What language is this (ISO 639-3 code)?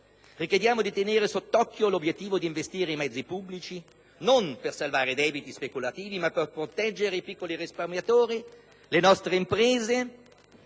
ita